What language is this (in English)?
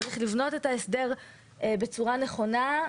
Hebrew